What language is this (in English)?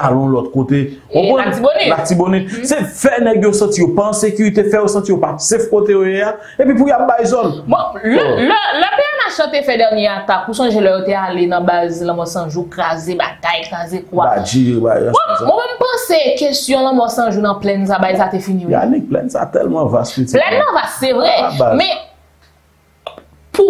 French